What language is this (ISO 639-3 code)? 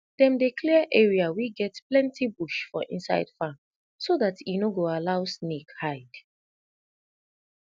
pcm